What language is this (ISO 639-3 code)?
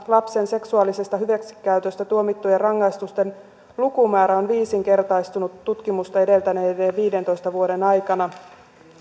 fin